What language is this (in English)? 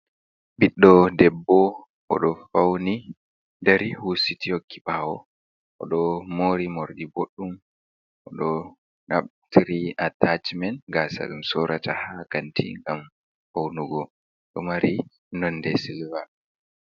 Fula